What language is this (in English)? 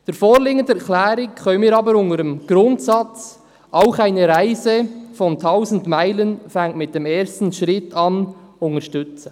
Swiss German